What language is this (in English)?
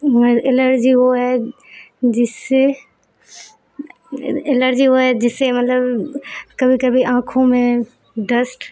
Urdu